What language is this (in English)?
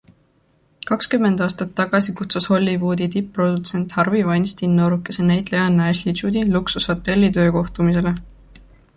Estonian